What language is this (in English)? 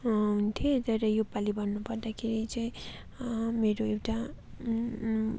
Nepali